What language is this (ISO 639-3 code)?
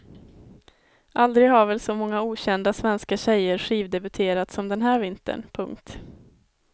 swe